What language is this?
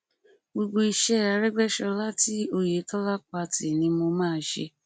Yoruba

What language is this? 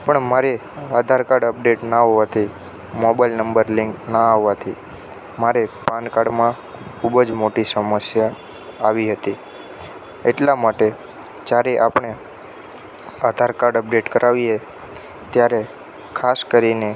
Gujarati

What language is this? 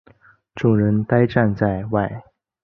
Chinese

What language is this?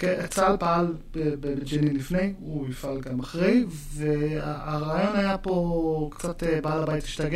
Hebrew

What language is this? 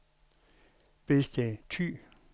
Danish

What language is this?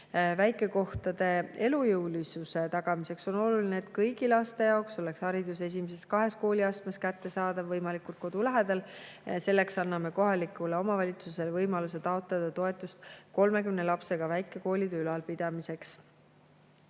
Estonian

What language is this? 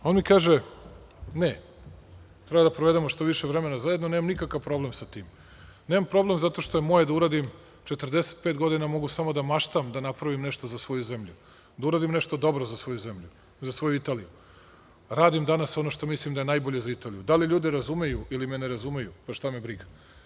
Serbian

